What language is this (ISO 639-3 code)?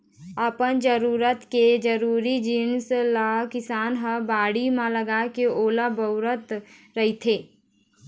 hne